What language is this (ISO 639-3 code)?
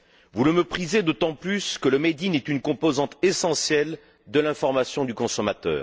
fra